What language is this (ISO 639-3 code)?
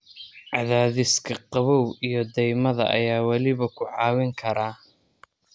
som